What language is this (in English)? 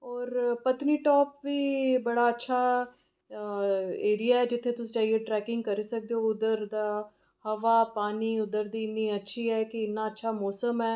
Dogri